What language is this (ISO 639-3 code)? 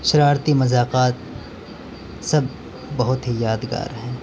urd